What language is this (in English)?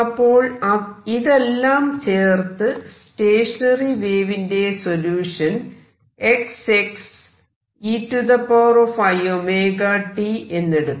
Malayalam